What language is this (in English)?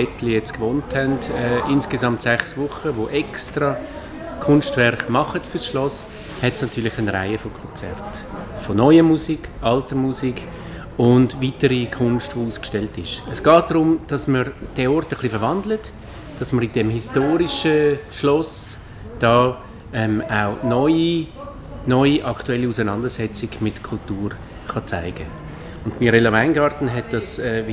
German